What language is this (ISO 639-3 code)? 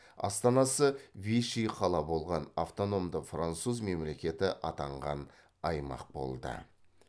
kaz